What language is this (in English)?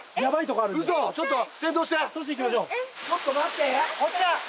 Japanese